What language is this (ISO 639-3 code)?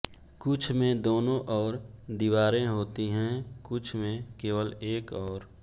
hin